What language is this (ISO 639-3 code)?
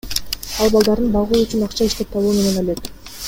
kir